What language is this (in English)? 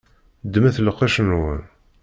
Kabyle